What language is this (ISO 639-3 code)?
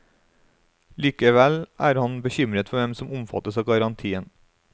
nor